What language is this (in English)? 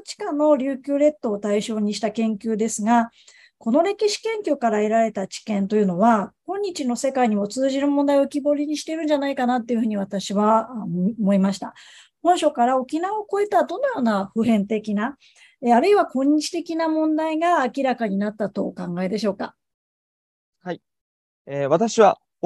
Japanese